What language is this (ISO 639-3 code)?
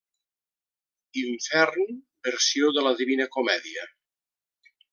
cat